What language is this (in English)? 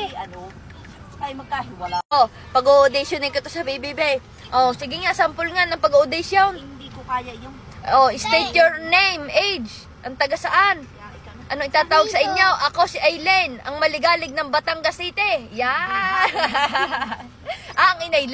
Filipino